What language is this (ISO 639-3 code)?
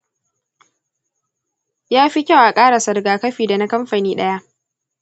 hau